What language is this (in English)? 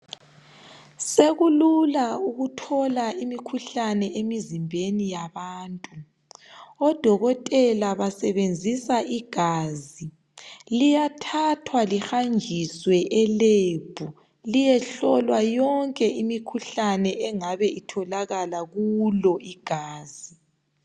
North Ndebele